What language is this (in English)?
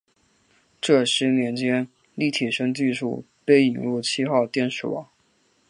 Chinese